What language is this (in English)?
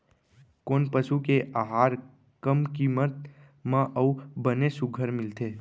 Chhattisgarhi